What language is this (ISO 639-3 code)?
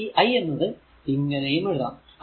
mal